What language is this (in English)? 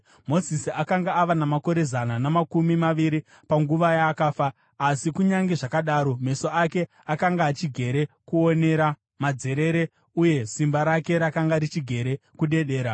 Shona